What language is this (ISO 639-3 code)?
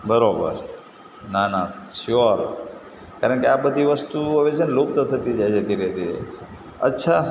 guj